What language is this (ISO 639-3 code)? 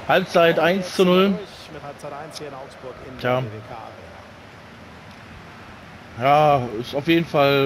deu